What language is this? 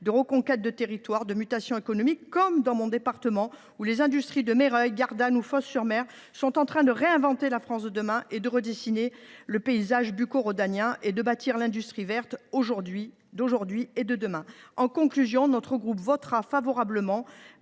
French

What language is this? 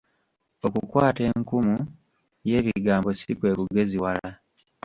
Ganda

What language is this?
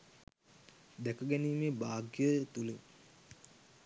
Sinhala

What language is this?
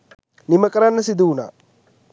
Sinhala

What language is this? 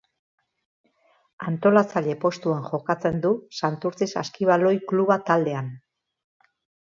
Basque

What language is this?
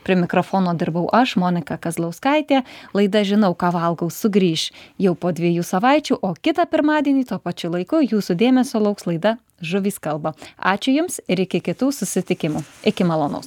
Lithuanian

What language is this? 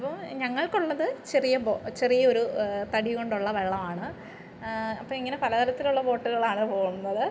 Malayalam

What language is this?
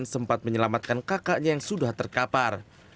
Indonesian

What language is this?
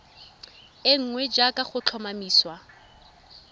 Tswana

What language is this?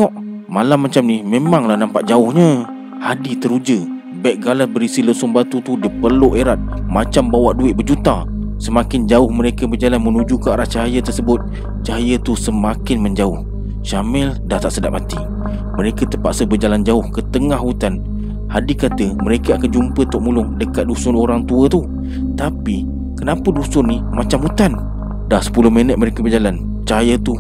Malay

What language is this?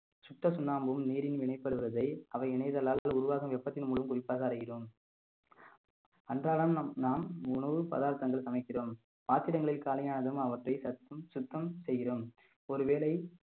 Tamil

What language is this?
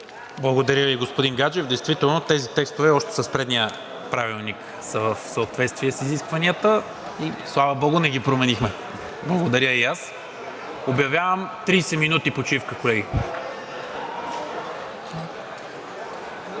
Bulgarian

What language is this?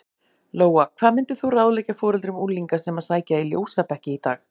Icelandic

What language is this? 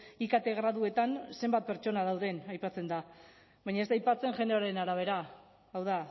Basque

